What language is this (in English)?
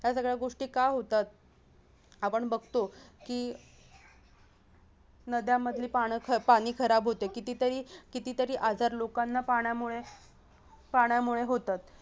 Marathi